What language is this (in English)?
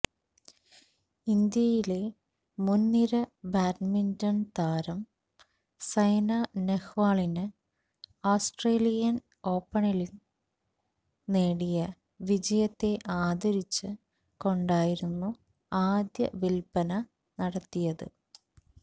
Malayalam